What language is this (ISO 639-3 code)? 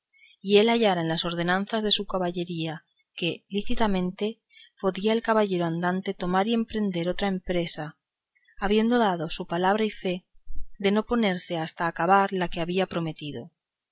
spa